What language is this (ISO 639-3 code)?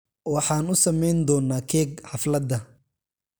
som